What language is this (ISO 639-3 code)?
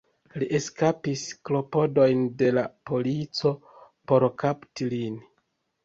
epo